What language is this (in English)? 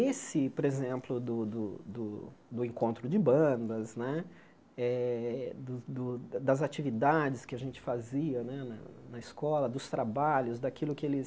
Portuguese